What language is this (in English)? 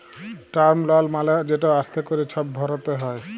Bangla